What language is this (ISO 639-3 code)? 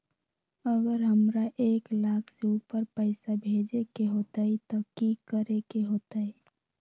mag